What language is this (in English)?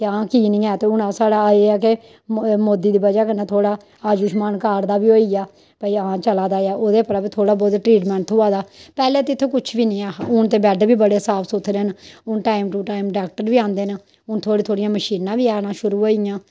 Dogri